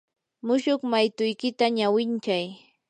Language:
Yanahuanca Pasco Quechua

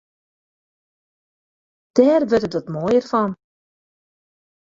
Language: Western Frisian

